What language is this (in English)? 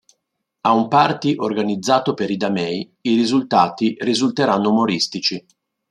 Italian